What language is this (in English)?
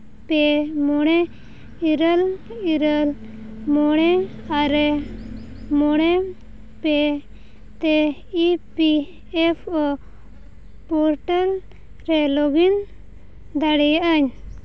Santali